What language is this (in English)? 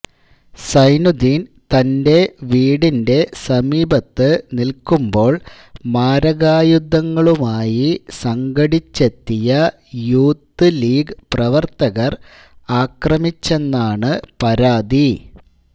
Malayalam